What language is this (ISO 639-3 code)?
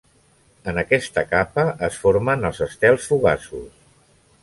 cat